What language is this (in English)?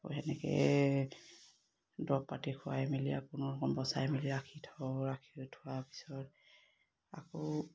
Assamese